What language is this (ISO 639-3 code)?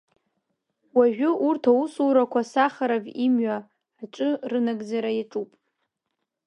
abk